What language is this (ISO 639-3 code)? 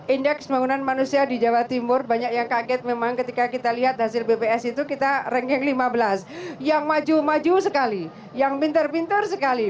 ind